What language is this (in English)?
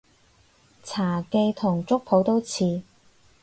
Cantonese